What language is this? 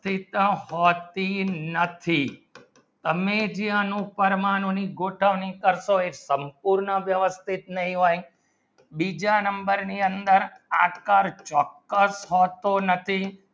Gujarati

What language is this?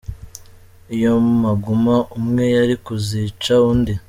Kinyarwanda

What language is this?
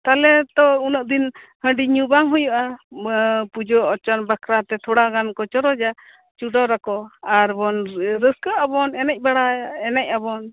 Santali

